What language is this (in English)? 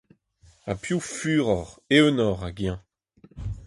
Breton